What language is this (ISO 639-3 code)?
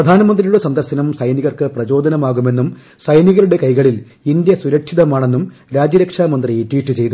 mal